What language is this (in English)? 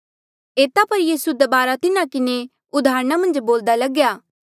Mandeali